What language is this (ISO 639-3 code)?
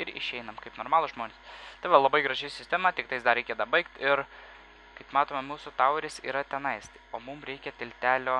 lit